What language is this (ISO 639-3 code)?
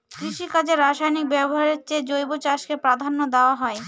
ben